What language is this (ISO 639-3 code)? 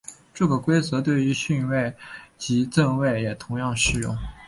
zho